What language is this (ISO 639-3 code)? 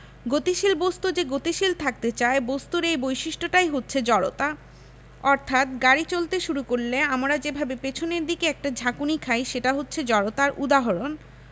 ben